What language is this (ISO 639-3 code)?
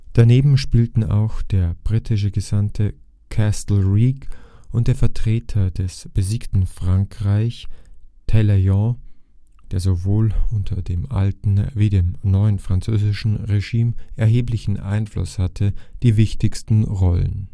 deu